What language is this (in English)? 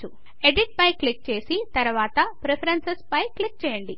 Telugu